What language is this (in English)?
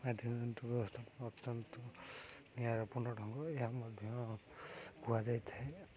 Odia